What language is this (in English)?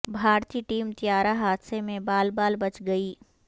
Urdu